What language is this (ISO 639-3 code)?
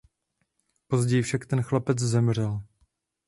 ces